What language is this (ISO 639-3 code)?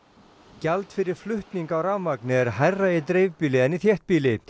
isl